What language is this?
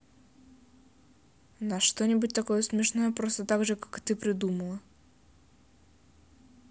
Russian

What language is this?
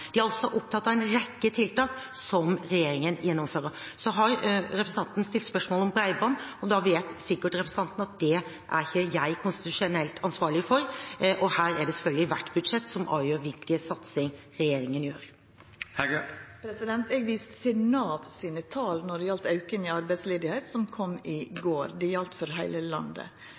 Norwegian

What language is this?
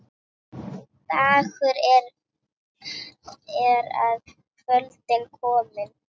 Icelandic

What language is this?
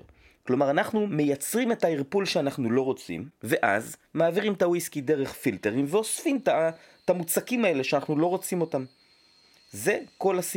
Hebrew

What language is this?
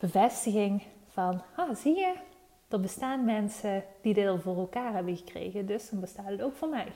Dutch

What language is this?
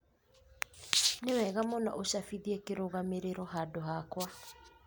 Kikuyu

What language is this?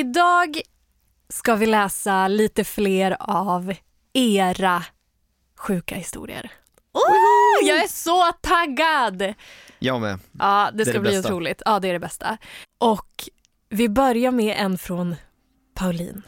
Swedish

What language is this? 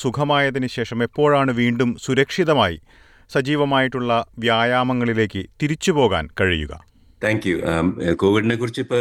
Malayalam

